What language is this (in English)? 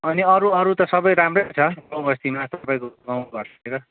Nepali